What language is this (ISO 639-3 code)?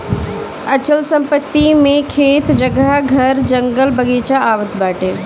bho